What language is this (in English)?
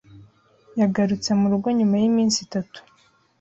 Kinyarwanda